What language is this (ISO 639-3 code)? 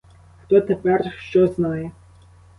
ukr